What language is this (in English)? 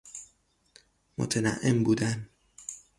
Persian